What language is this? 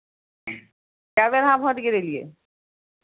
Maithili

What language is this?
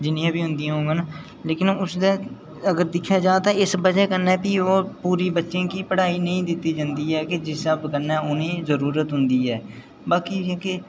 Dogri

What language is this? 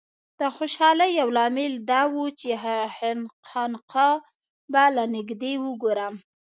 Pashto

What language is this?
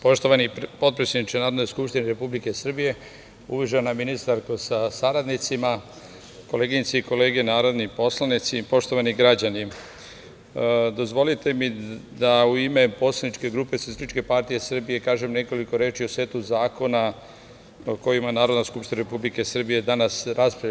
Serbian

